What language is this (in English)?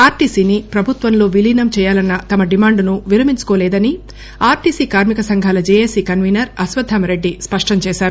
Telugu